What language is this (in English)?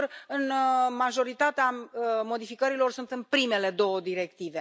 Romanian